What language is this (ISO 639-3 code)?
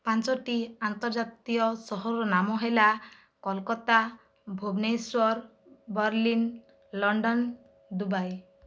ori